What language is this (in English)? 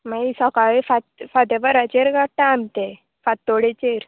Konkani